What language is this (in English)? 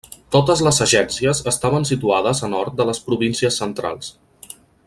Catalan